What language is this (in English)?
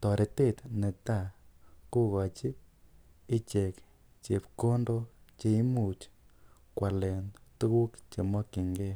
Kalenjin